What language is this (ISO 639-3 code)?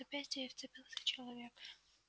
rus